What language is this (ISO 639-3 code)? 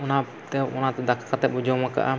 sat